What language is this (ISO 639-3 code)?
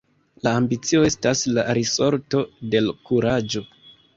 epo